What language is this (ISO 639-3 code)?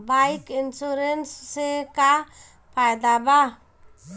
bho